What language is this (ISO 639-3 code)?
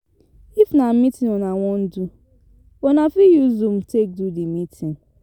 pcm